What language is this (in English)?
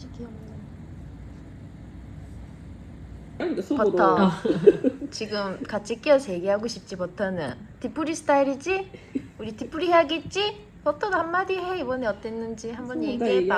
Korean